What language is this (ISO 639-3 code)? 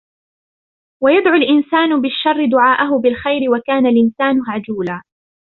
ara